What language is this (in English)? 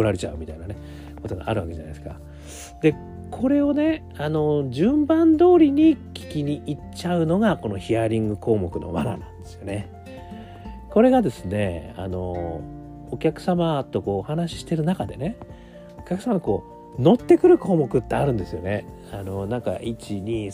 Japanese